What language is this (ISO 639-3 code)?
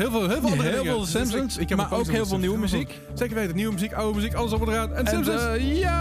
nld